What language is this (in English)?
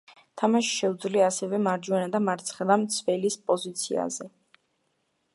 Georgian